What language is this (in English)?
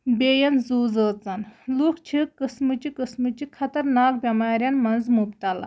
Kashmiri